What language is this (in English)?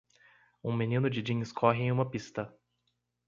Portuguese